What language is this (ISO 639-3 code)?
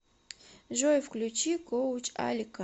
rus